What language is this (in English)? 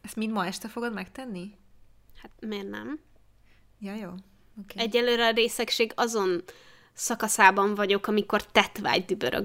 Hungarian